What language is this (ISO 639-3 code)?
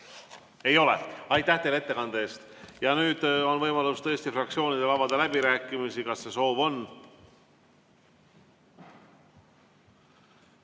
est